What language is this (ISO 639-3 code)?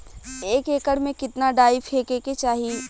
bho